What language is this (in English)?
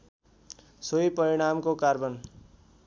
Nepali